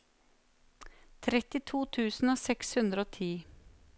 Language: Norwegian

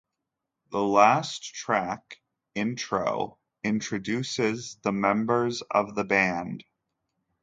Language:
English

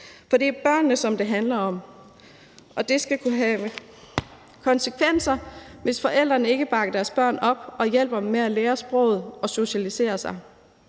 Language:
Danish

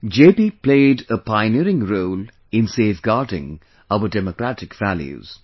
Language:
English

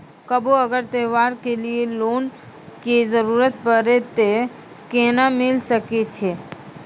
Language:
Maithili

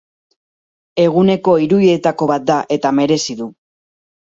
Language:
Basque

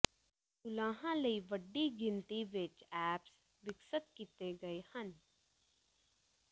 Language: Punjabi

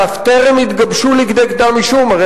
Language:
Hebrew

